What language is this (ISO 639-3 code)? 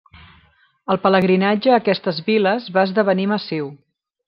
cat